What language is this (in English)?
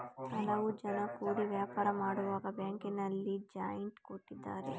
Kannada